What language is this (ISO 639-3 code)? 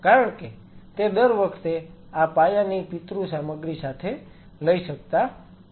guj